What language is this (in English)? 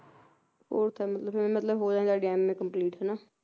Punjabi